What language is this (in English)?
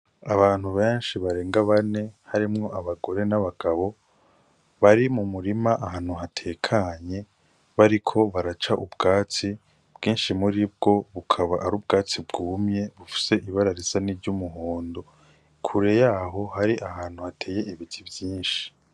Rundi